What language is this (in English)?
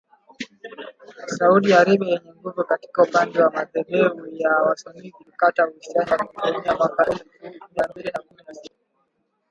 Swahili